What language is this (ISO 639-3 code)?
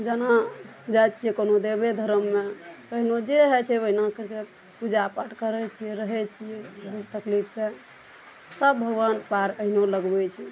mai